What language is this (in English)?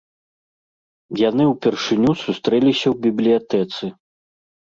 Belarusian